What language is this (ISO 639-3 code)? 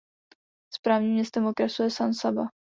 ces